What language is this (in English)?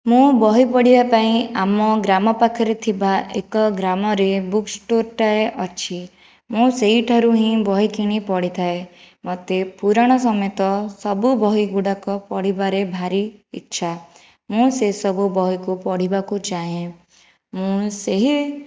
Odia